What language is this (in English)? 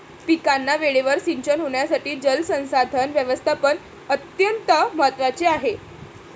Marathi